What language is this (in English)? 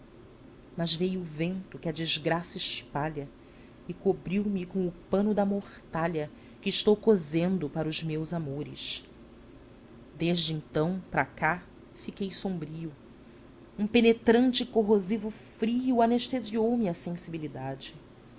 Portuguese